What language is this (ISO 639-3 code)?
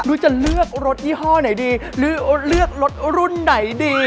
tha